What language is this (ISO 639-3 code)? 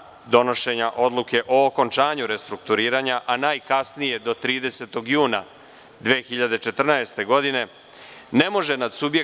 srp